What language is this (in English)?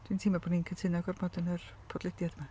Welsh